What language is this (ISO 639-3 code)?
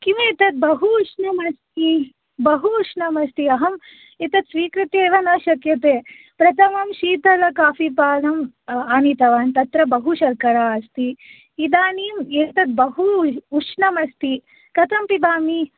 san